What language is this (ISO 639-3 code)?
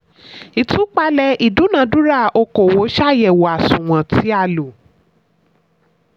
yor